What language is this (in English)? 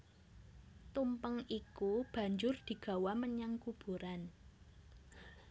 Javanese